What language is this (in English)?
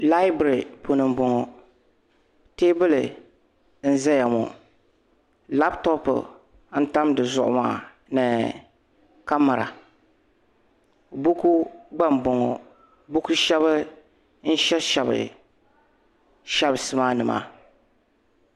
Dagbani